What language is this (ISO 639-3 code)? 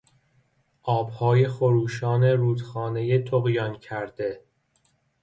fas